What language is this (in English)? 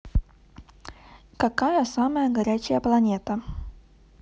Russian